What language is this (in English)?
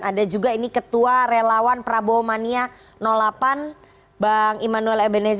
Indonesian